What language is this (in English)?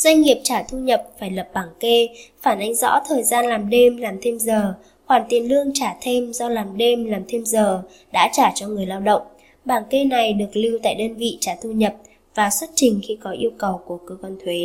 Vietnamese